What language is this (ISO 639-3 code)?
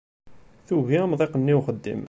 kab